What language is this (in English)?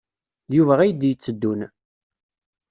Kabyle